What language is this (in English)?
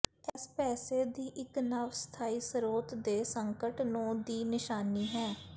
Punjabi